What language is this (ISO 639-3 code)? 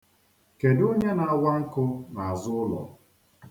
ibo